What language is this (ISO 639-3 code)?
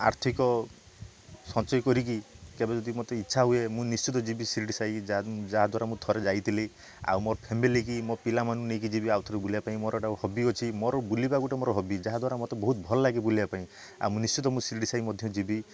ori